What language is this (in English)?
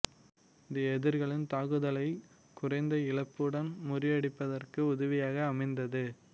Tamil